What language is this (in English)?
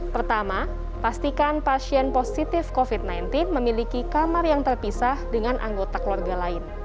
Indonesian